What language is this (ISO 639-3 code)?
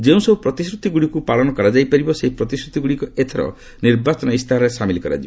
ori